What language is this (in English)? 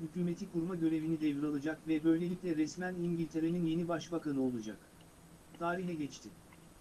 Turkish